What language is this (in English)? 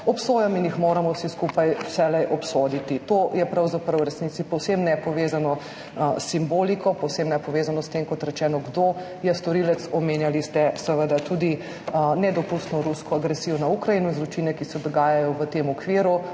Slovenian